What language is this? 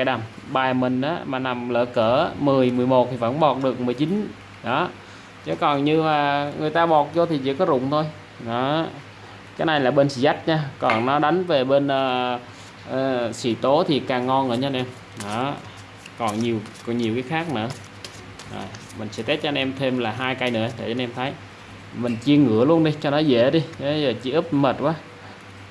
Vietnamese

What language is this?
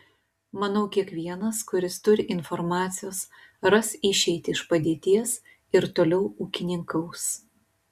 Lithuanian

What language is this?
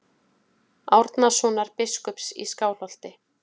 Icelandic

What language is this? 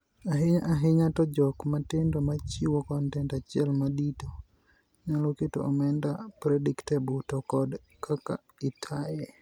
Luo (Kenya and Tanzania)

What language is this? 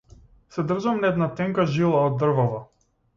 Macedonian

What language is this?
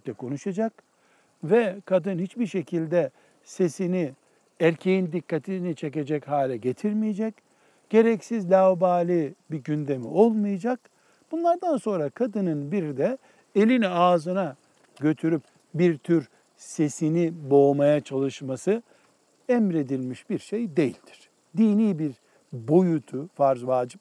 Turkish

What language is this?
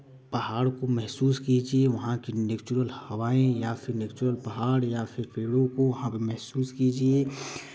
Hindi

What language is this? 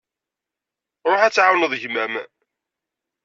Kabyle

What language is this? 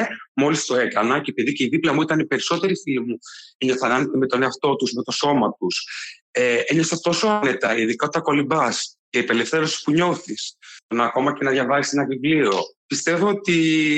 Greek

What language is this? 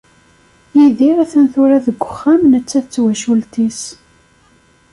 Kabyle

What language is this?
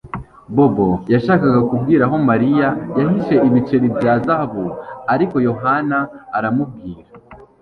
Kinyarwanda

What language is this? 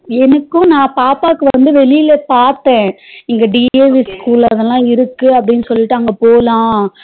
Tamil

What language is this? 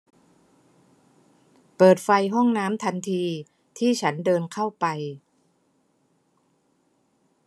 Thai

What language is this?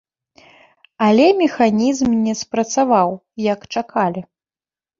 Belarusian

